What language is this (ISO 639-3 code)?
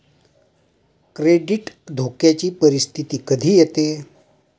mar